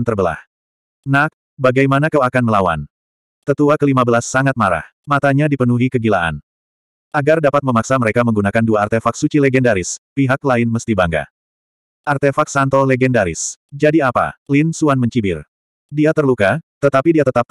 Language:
Indonesian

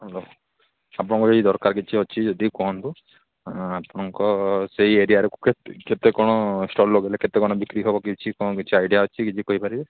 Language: Odia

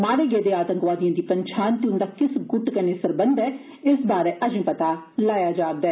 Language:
Dogri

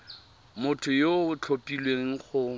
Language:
Tswana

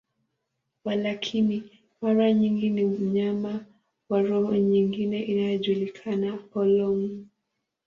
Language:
Swahili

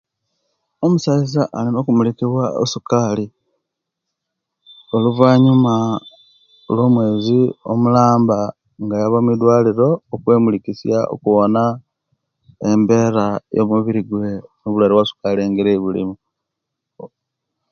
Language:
Kenyi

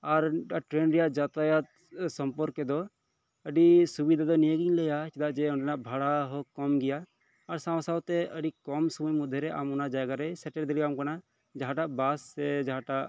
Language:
Santali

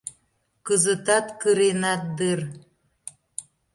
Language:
Mari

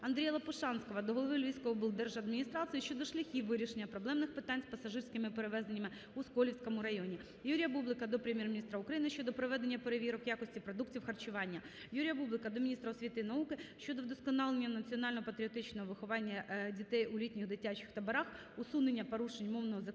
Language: Ukrainian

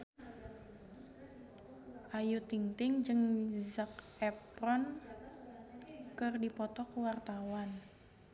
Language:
Sundanese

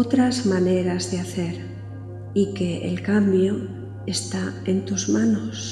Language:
Spanish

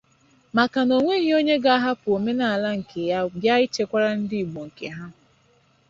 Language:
Igbo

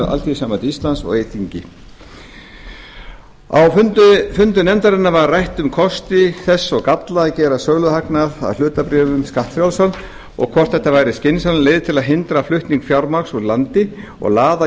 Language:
Icelandic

